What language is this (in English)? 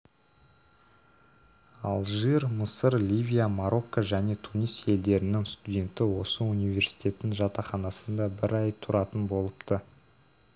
Kazakh